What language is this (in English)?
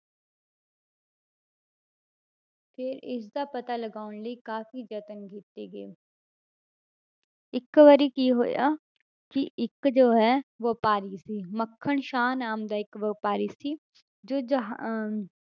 Punjabi